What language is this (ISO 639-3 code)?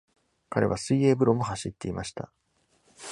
jpn